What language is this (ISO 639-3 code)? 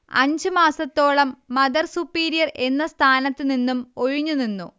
mal